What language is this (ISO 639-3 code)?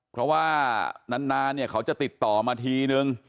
tha